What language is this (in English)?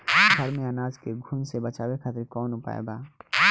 Bhojpuri